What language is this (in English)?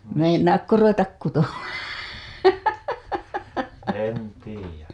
Finnish